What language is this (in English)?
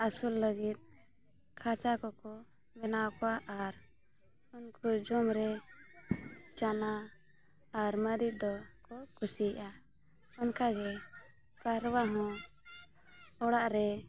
Santali